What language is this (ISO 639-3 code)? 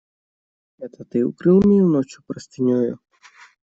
rus